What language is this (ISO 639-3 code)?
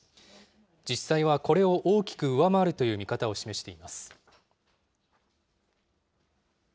jpn